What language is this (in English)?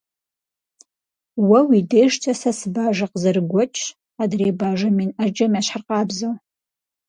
Kabardian